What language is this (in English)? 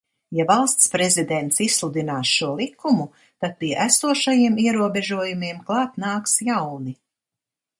Latvian